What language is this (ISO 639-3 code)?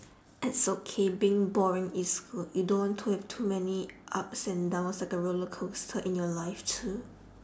eng